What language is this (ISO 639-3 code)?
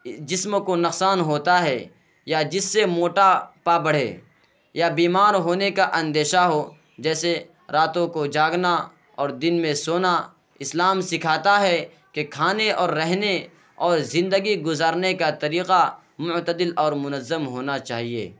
urd